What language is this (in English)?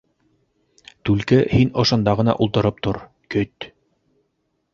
Bashkir